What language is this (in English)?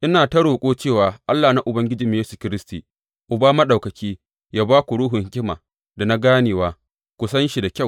Hausa